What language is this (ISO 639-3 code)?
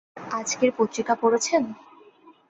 ben